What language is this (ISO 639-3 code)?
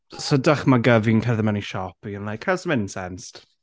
cym